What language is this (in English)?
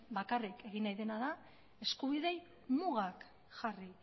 Basque